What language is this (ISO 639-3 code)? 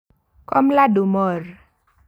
kln